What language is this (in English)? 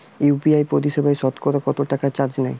Bangla